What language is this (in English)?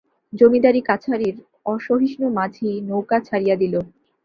Bangla